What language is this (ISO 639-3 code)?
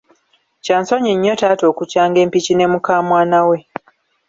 lug